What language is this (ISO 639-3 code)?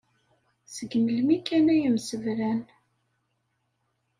kab